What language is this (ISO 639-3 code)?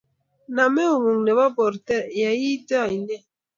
kln